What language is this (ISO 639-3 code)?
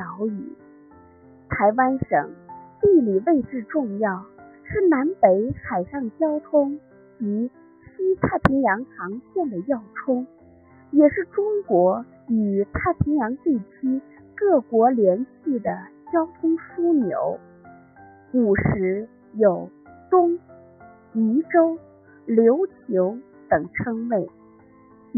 zho